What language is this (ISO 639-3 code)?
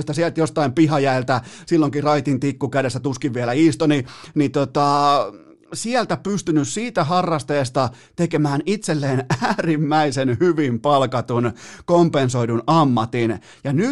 fin